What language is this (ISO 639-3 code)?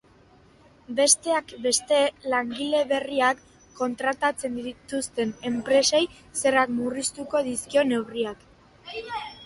eus